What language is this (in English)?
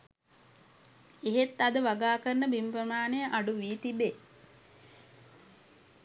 Sinhala